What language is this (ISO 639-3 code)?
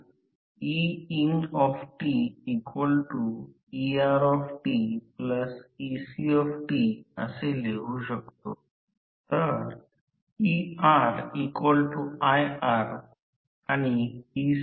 mar